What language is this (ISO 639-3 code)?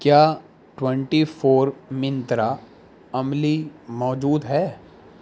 urd